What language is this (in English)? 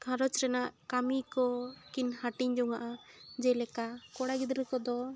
Santali